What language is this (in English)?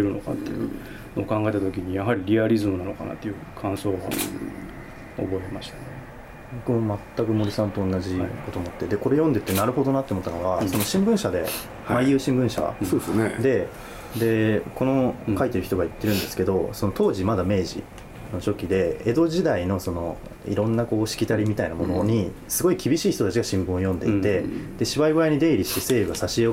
Japanese